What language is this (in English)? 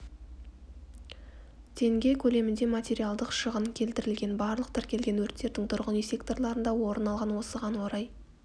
Kazakh